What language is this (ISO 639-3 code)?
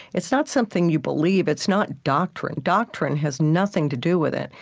eng